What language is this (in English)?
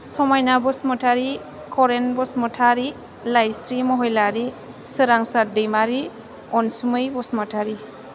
Bodo